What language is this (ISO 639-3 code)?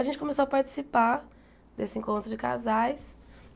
por